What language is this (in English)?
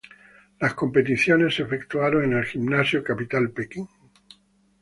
Spanish